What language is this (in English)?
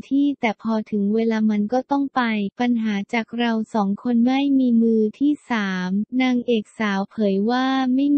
Thai